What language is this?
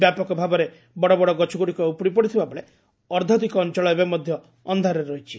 Odia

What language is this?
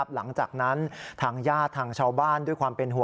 Thai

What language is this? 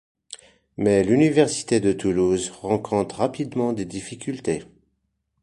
French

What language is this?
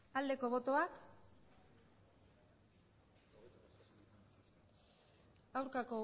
Basque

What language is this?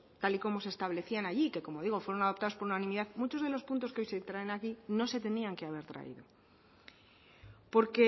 Spanish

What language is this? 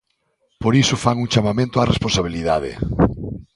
Galician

